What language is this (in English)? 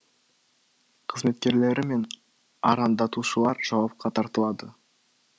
Kazakh